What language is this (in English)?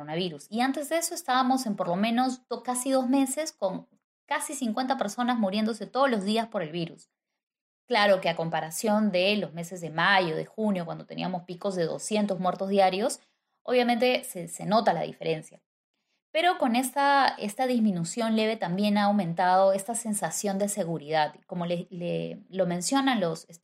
Spanish